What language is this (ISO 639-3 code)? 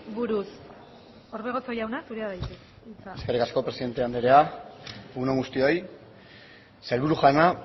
eus